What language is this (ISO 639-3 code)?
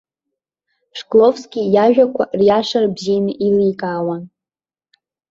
abk